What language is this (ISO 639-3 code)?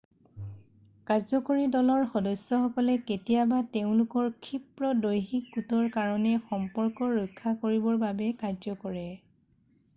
asm